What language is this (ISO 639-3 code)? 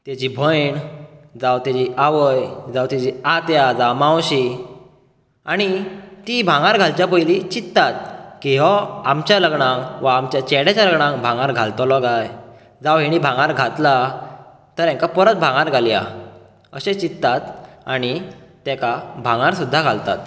kok